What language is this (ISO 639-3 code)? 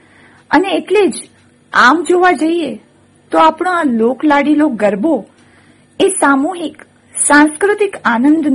guj